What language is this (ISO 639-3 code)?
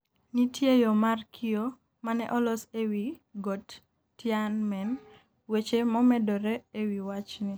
luo